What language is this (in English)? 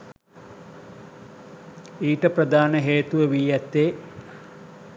Sinhala